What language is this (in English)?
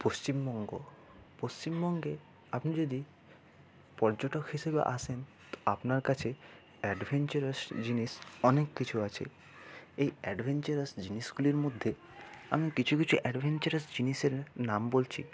Bangla